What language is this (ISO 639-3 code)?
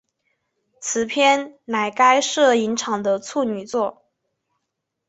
zho